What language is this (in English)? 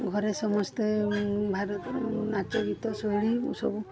Odia